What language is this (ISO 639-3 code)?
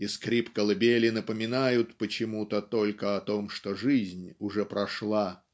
rus